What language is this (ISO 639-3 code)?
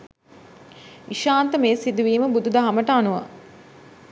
sin